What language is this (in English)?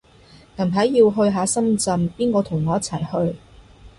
Cantonese